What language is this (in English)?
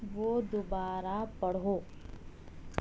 Urdu